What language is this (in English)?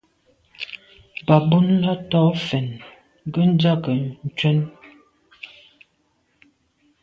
Medumba